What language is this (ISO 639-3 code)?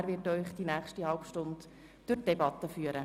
gsw